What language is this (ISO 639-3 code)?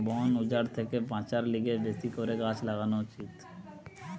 ben